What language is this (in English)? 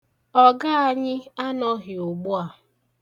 Igbo